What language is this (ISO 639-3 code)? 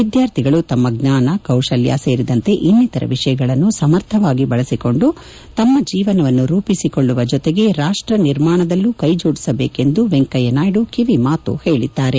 kan